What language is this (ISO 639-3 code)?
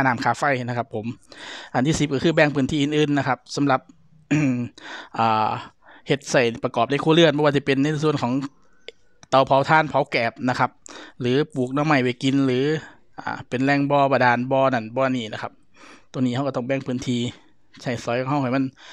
tha